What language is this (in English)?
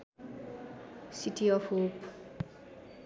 Nepali